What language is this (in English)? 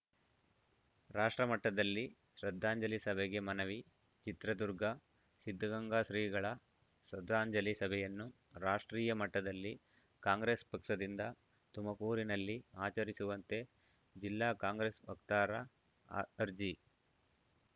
Kannada